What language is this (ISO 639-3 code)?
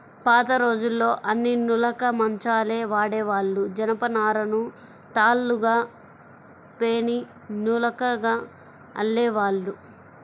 tel